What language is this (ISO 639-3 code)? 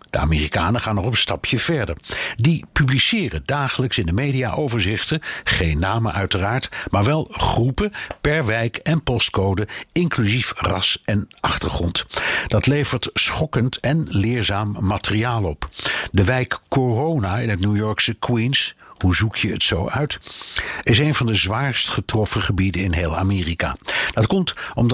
nld